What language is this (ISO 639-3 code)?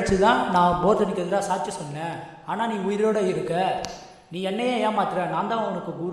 tam